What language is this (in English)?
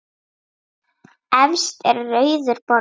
Icelandic